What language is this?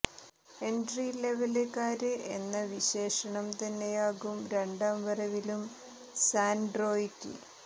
Malayalam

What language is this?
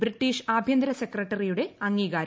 Malayalam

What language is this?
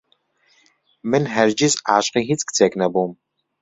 Central Kurdish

